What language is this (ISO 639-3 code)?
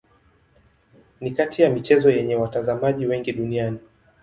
swa